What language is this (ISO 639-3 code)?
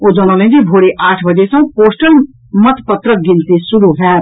mai